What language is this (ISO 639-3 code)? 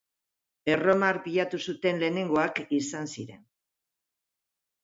eus